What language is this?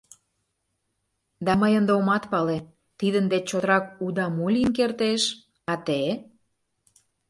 Mari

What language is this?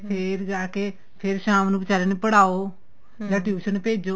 Punjabi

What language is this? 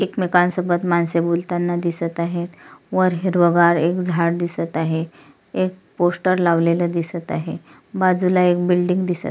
Marathi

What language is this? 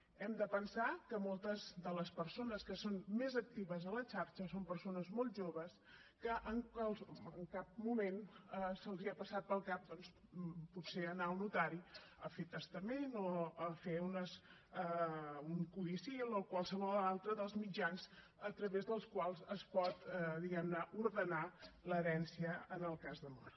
Catalan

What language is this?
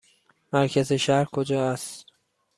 Persian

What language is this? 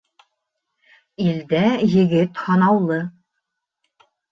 Bashkir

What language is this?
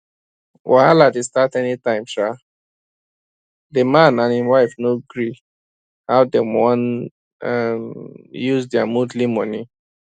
Nigerian Pidgin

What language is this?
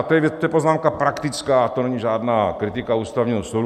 Czech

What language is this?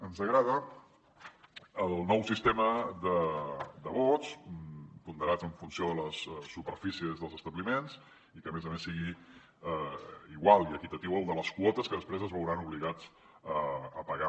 Catalan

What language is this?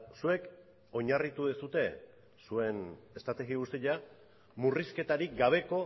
Basque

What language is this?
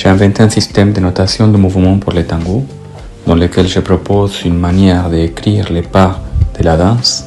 French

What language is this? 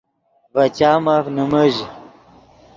Yidgha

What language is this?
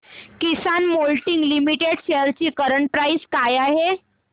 Marathi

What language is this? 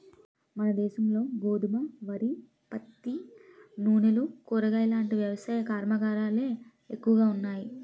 Telugu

